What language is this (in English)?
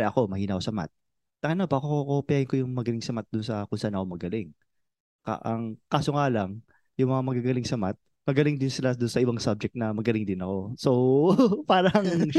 Filipino